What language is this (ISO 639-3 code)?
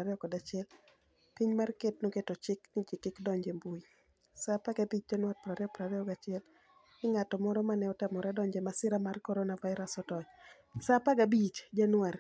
luo